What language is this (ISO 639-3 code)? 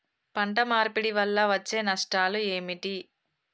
tel